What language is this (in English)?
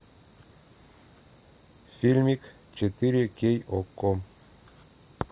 Russian